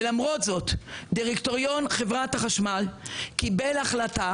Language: Hebrew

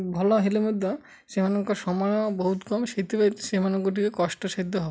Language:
Odia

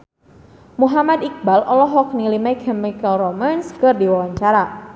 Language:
Sundanese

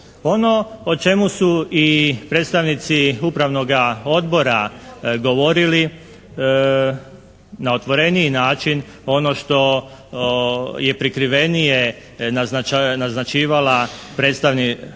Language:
Croatian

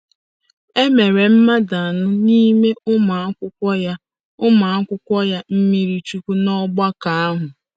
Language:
Igbo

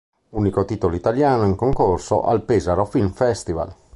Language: Italian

